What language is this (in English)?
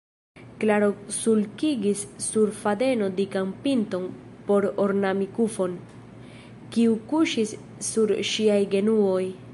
Esperanto